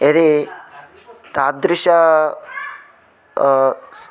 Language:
Sanskrit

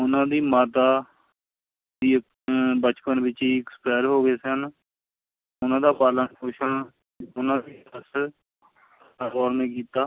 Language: Punjabi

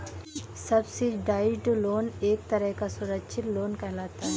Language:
Hindi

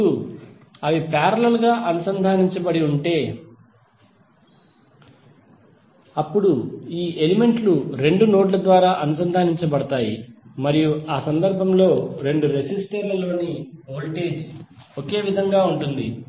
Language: Telugu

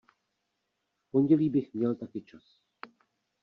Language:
Czech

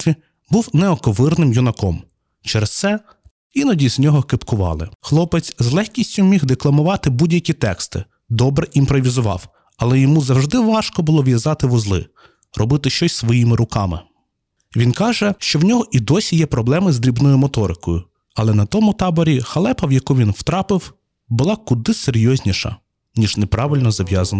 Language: Ukrainian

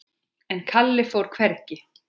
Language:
Icelandic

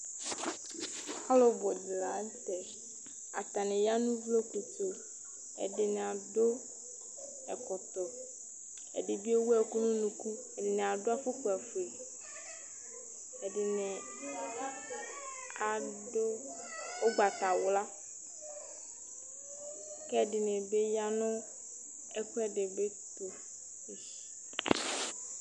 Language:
Ikposo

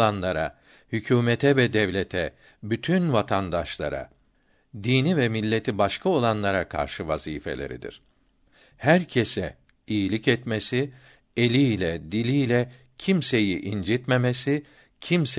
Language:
Turkish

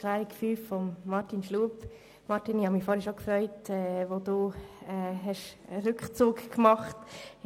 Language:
Swiss German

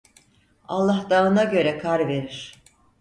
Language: Turkish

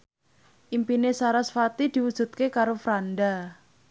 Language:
Javanese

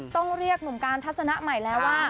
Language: Thai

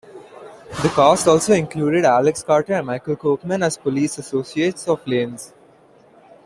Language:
English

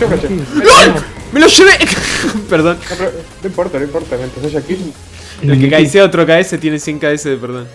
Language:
Spanish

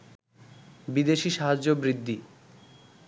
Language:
Bangla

